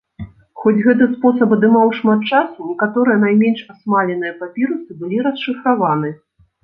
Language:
Belarusian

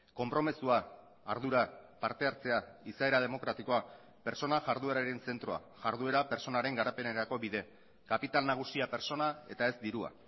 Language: Basque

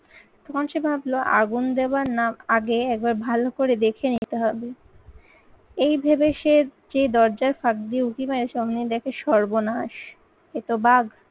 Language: Bangla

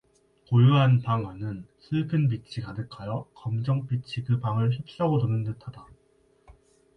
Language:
Korean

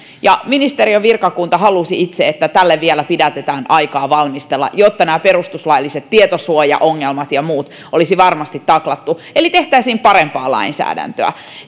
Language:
Finnish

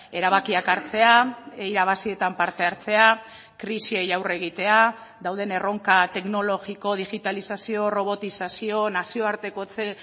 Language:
Basque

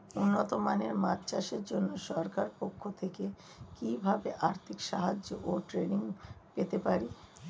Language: Bangla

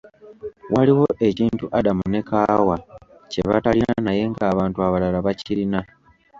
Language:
Ganda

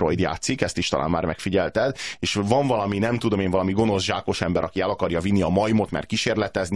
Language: Hungarian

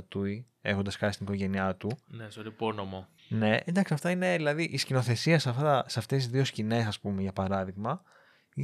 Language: Greek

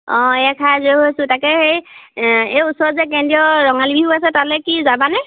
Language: Assamese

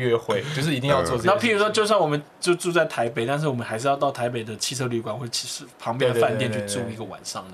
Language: Chinese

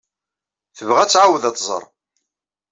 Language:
Kabyle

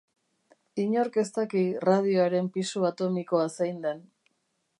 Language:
Basque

